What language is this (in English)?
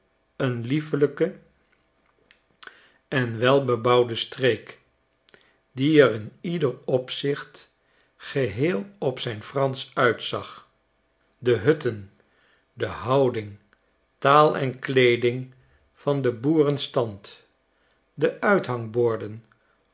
Dutch